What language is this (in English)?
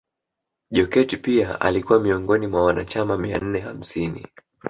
Swahili